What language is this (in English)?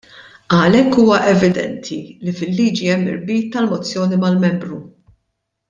Maltese